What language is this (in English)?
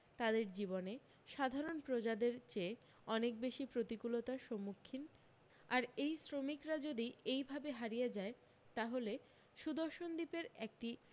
Bangla